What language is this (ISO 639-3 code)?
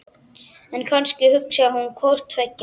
isl